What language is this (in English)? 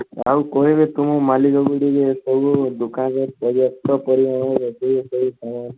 Odia